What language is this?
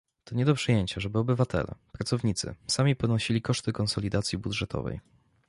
Polish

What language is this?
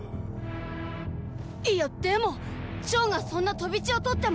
Japanese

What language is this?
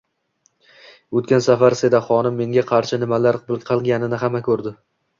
Uzbek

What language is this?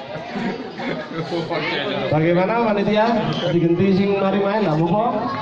Indonesian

